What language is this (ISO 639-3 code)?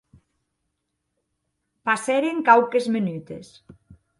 oci